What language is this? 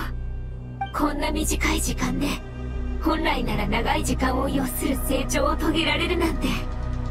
Japanese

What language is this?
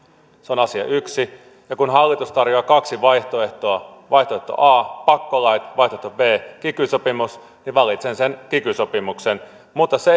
Finnish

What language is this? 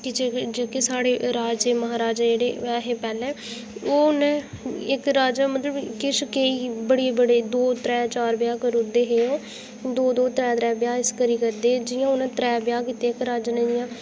Dogri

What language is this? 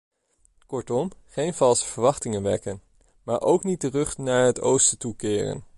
Dutch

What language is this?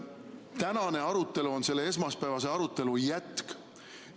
Estonian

